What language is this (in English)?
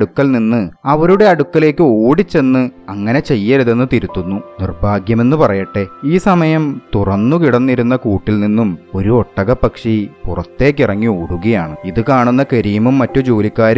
Malayalam